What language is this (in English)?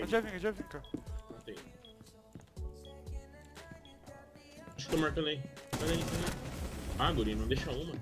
Portuguese